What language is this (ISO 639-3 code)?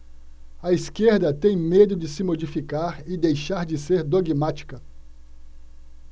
por